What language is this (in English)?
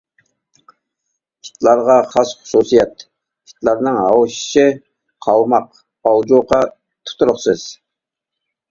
Uyghur